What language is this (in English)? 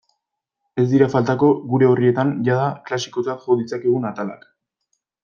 Basque